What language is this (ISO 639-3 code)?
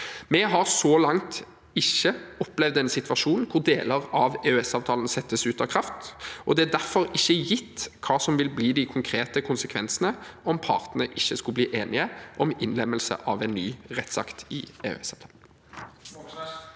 nor